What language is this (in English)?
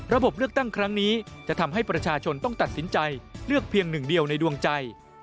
Thai